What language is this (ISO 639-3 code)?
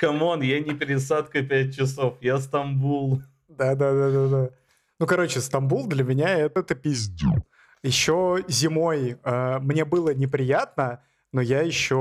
rus